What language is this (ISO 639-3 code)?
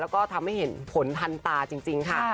tha